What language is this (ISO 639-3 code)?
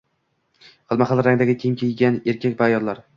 uzb